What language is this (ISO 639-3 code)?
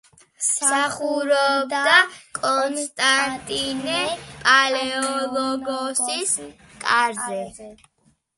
kat